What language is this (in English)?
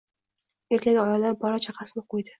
Uzbek